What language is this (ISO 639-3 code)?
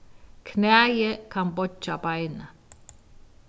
fao